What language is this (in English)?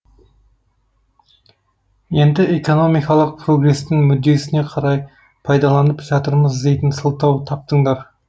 Kazakh